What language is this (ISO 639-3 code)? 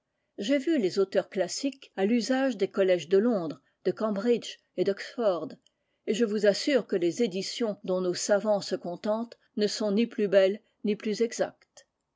fra